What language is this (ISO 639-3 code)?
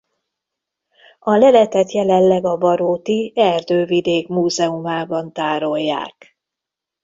hun